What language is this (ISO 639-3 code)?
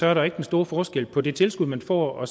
dan